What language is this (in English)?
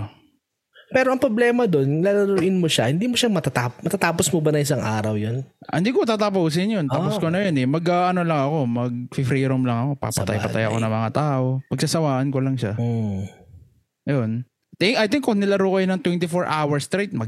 Filipino